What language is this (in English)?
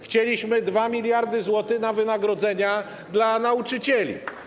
Polish